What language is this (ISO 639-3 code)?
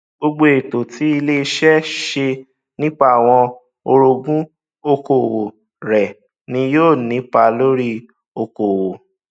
yor